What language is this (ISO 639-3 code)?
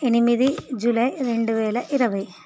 tel